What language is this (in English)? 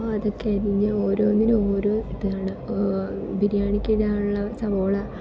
Malayalam